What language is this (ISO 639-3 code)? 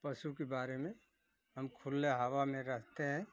hin